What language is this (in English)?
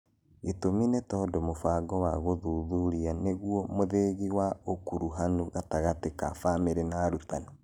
Kikuyu